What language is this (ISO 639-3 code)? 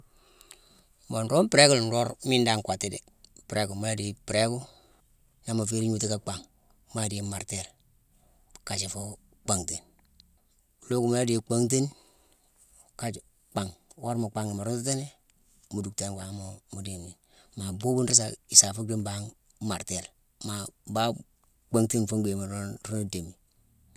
msw